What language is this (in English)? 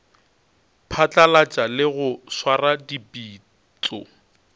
Northern Sotho